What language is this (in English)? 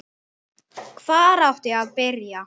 Icelandic